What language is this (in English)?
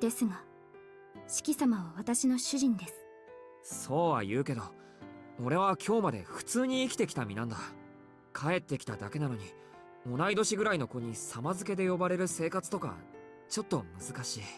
Japanese